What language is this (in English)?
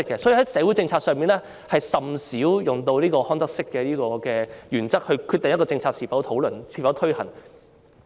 Cantonese